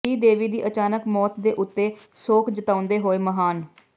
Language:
Punjabi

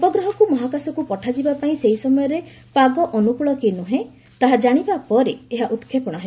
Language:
Odia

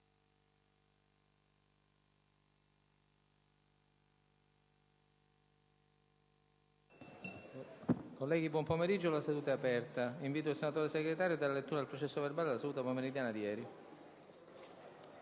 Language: Italian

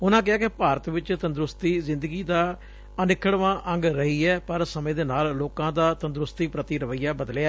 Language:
Punjabi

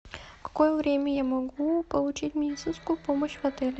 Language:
Russian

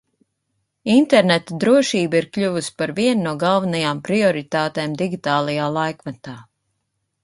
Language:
Latvian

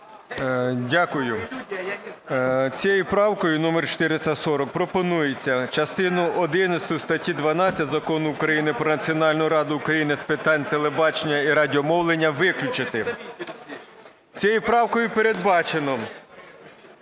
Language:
Ukrainian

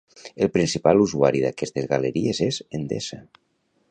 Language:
Catalan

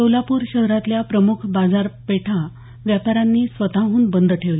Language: Marathi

